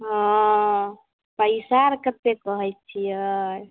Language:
Maithili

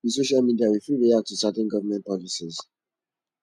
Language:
Nigerian Pidgin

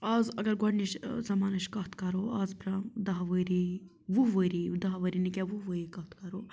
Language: Kashmiri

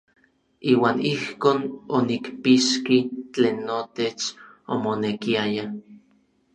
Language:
Orizaba Nahuatl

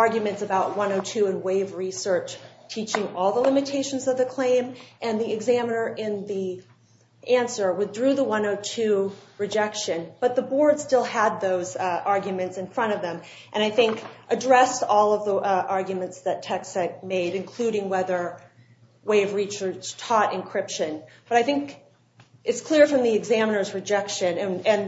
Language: English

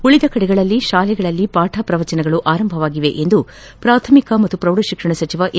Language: Kannada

